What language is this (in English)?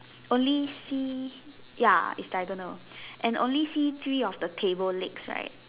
English